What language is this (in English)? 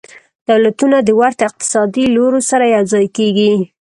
Pashto